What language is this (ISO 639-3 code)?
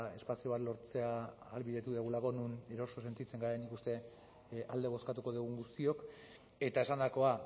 eus